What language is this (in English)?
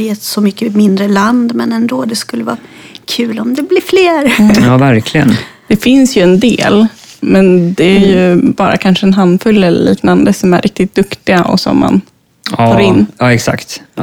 Swedish